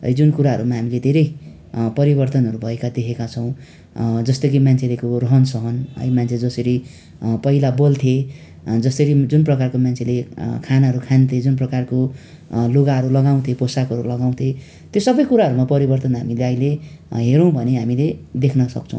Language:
Nepali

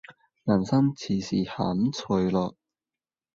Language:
Cantonese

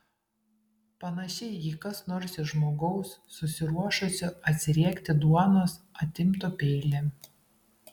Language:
Lithuanian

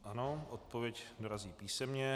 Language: Czech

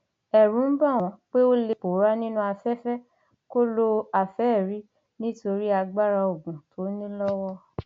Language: Yoruba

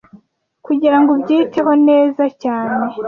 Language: Kinyarwanda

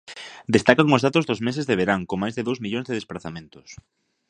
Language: Galician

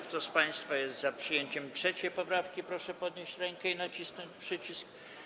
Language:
Polish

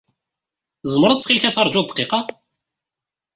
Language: Kabyle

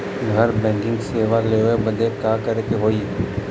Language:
Bhojpuri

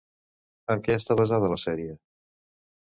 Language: Catalan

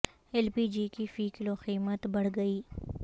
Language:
Urdu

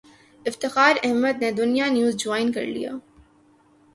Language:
Urdu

